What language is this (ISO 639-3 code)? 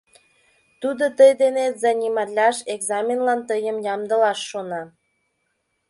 chm